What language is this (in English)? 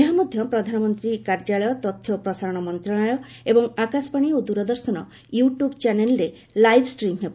Odia